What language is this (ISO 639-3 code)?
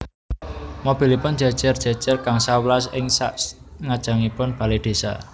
jav